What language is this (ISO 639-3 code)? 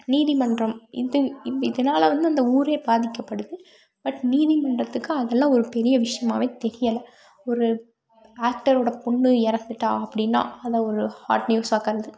tam